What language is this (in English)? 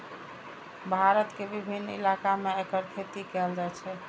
Maithili